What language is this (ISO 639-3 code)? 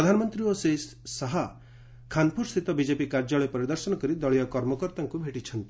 ori